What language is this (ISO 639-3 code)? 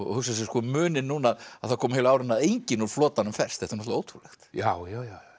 isl